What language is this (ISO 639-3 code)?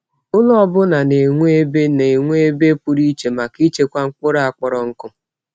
ibo